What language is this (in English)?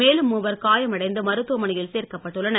Tamil